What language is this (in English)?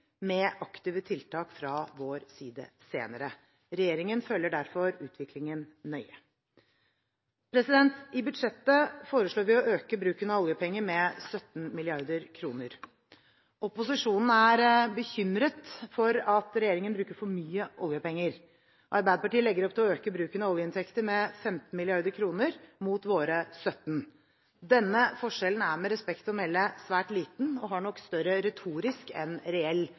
Norwegian Bokmål